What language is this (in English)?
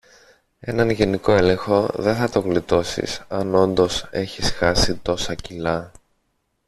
Greek